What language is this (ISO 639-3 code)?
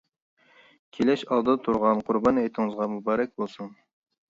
uig